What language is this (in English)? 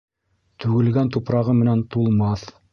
Bashkir